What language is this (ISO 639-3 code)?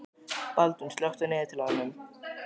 isl